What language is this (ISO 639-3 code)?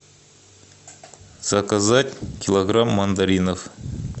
rus